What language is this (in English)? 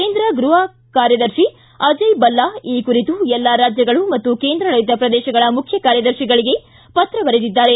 Kannada